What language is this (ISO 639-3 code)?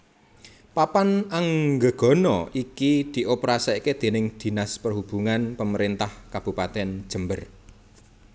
jav